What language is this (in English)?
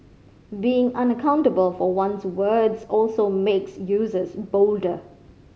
English